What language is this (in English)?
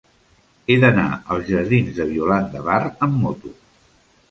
Catalan